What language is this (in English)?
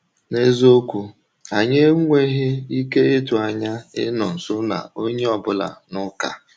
Igbo